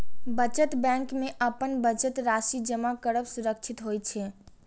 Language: Maithili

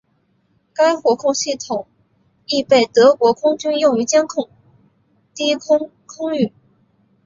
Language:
Chinese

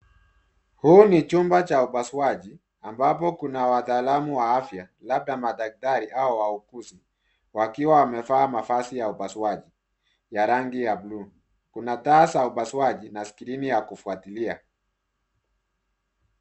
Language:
Swahili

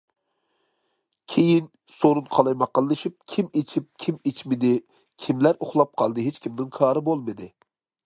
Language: Uyghur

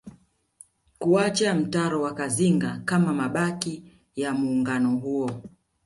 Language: Swahili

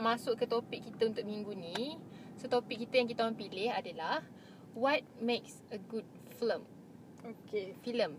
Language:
Malay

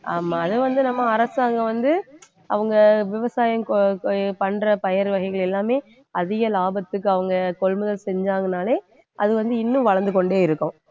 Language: Tamil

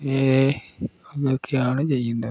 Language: Malayalam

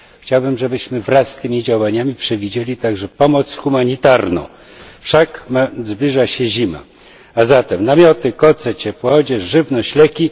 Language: Polish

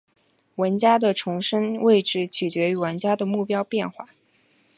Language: Chinese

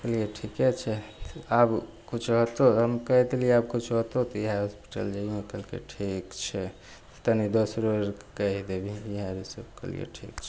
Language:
Maithili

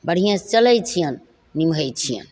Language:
Maithili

